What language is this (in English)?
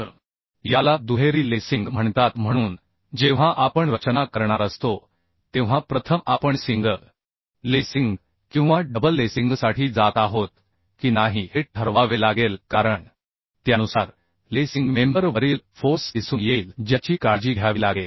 Marathi